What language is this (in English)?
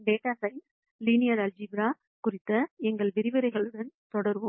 Tamil